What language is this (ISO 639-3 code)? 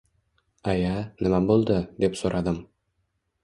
uzb